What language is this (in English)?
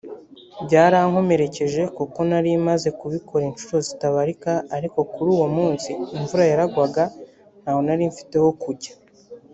Kinyarwanda